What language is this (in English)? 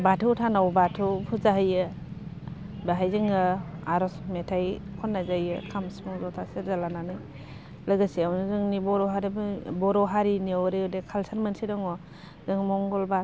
Bodo